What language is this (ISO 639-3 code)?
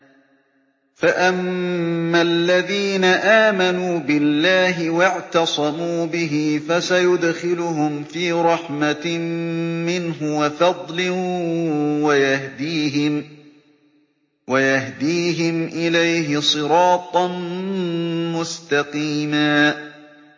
ara